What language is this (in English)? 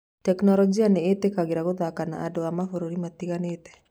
Kikuyu